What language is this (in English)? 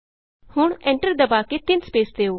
Punjabi